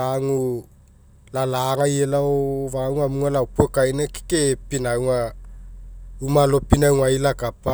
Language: Mekeo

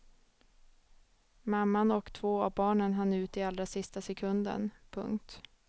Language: Swedish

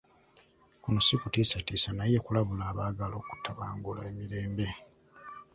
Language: Ganda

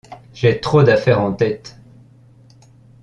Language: French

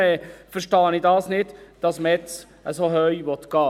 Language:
Swiss German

